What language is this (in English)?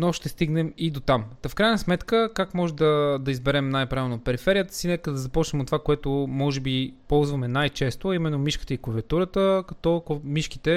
Bulgarian